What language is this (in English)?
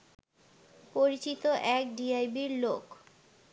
Bangla